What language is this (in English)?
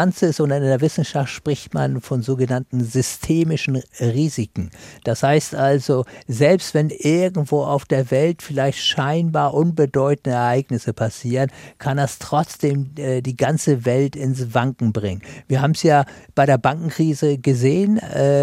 German